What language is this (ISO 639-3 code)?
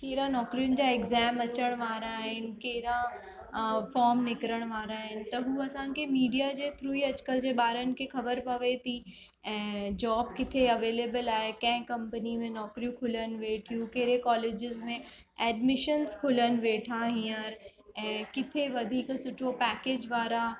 snd